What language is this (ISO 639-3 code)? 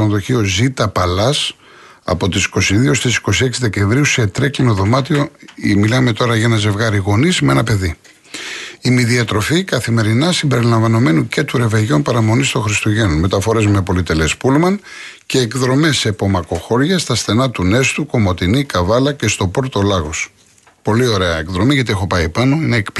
ell